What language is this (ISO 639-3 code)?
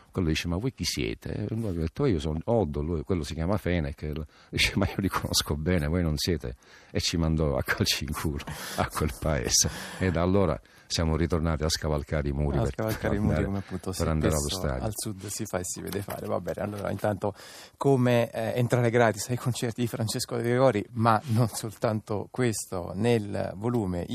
ita